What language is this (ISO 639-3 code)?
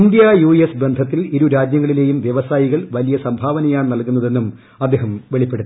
mal